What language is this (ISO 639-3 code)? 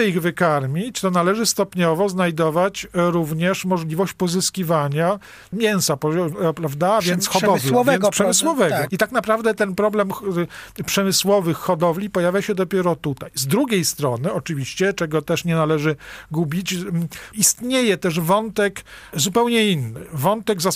pol